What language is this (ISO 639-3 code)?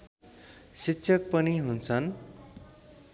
nep